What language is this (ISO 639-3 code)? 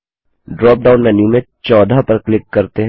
hin